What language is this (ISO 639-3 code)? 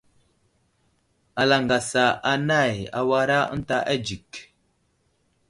udl